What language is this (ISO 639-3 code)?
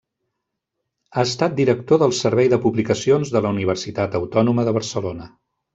cat